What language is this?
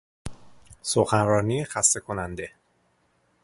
Persian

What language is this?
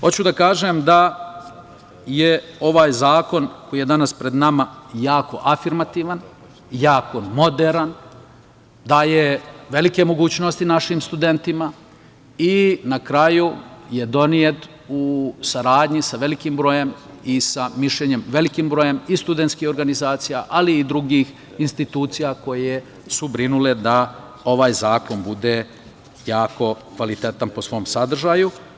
Serbian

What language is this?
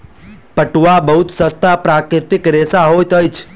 Maithili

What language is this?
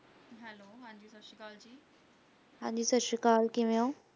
Punjabi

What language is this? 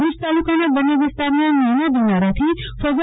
Gujarati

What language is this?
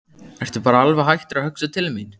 Icelandic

